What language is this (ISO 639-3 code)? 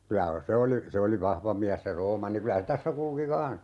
fin